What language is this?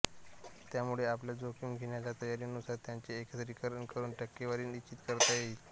Marathi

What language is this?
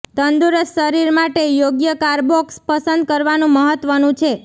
Gujarati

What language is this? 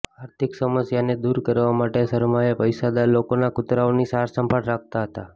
Gujarati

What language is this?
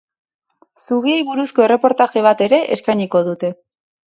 Basque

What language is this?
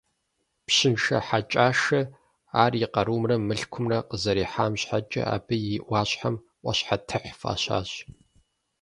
Kabardian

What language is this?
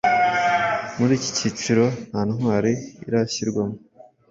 Kinyarwanda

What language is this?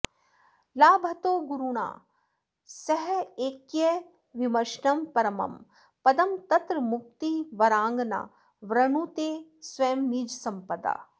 Sanskrit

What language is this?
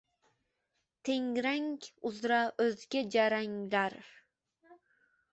Uzbek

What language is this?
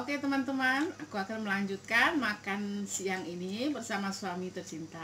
Indonesian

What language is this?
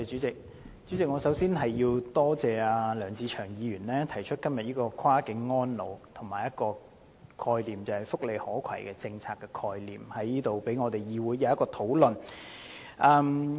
Cantonese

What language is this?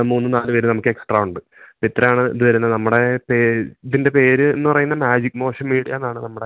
Malayalam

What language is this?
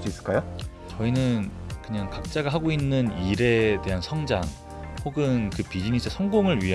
Korean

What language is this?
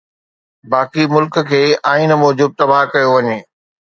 Sindhi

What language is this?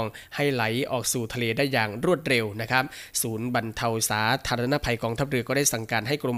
Thai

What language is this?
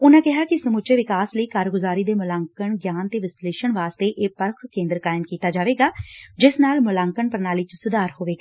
Punjabi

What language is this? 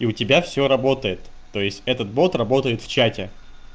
Russian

